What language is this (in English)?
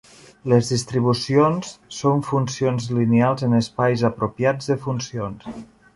Catalan